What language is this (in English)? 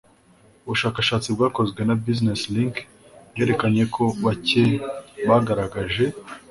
Kinyarwanda